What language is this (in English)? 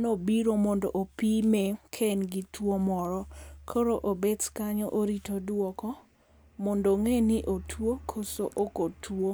Luo (Kenya and Tanzania)